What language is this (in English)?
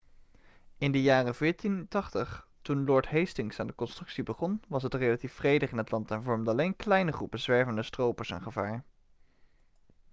Dutch